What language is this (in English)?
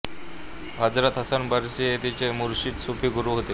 Marathi